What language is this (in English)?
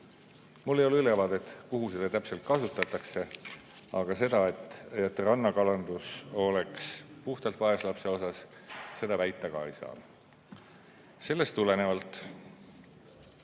Estonian